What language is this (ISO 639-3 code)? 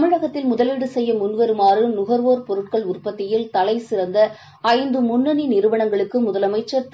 tam